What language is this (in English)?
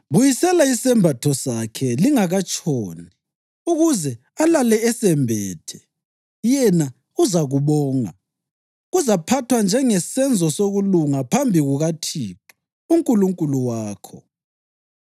North Ndebele